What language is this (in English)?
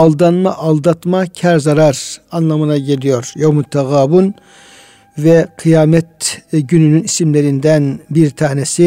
Turkish